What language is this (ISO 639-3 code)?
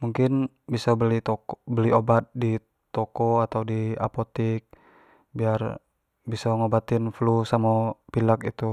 jax